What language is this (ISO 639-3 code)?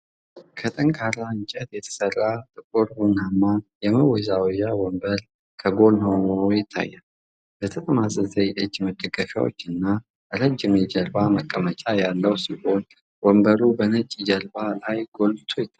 amh